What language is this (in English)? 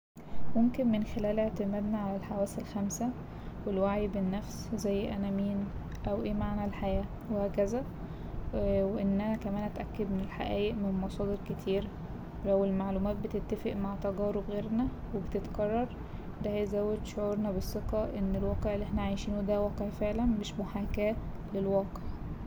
Egyptian Arabic